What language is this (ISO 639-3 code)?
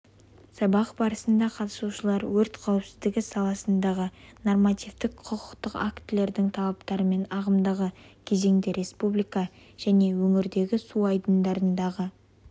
kaz